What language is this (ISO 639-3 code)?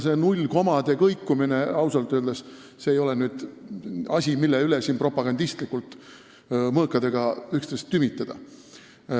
est